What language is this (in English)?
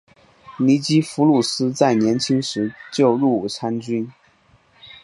Chinese